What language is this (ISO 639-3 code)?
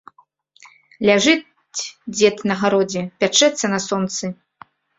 bel